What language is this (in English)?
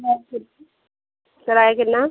Punjabi